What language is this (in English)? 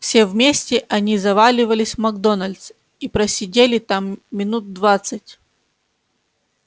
Russian